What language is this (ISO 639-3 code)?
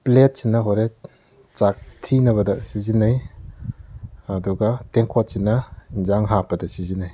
mni